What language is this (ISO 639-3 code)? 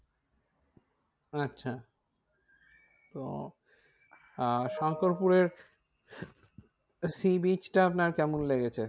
ben